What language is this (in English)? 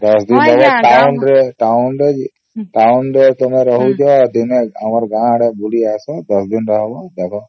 Odia